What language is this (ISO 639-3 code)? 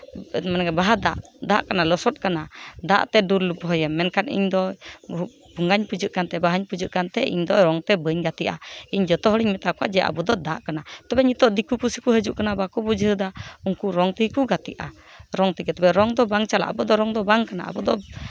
sat